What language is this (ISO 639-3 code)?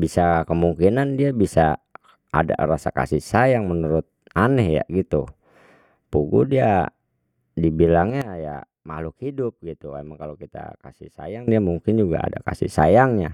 bew